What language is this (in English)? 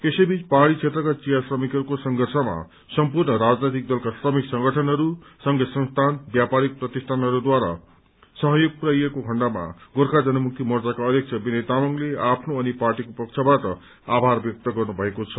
Nepali